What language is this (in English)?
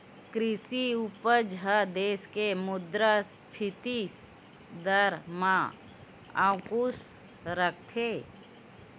Chhattisgarhi